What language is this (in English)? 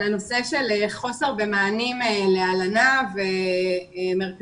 Hebrew